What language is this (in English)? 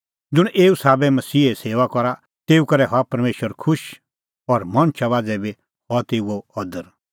Kullu Pahari